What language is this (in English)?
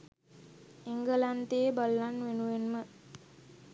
Sinhala